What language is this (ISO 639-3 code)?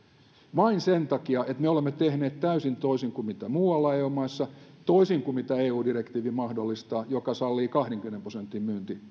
fin